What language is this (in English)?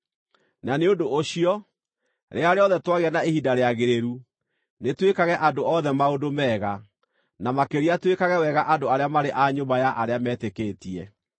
Kikuyu